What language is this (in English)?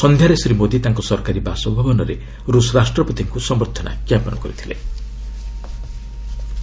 Odia